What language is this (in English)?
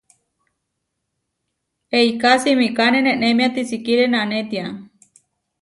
Huarijio